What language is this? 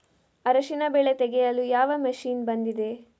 Kannada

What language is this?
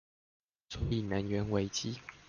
Chinese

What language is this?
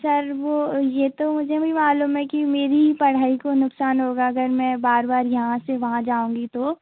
Hindi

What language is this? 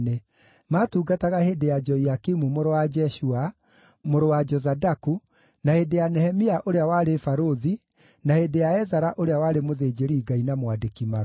Kikuyu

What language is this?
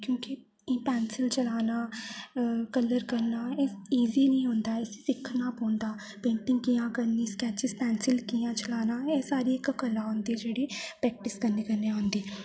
Dogri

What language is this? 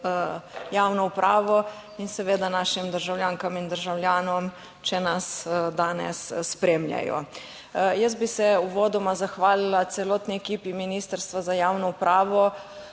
Slovenian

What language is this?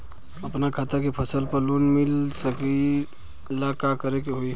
Bhojpuri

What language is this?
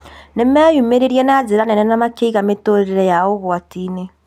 Kikuyu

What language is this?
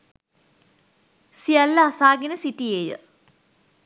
Sinhala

